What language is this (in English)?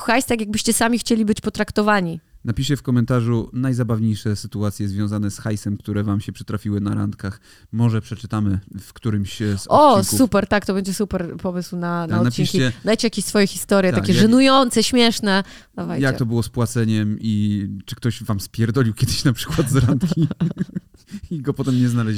Polish